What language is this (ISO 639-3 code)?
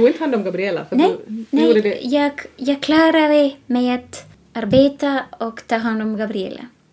swe